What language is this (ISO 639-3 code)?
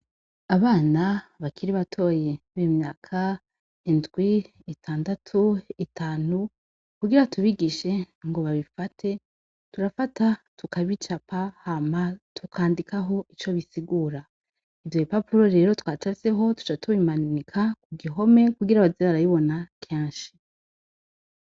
run